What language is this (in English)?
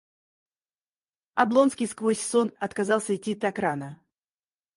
Russian